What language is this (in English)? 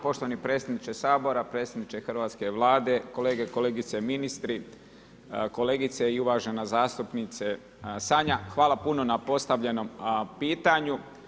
Croatian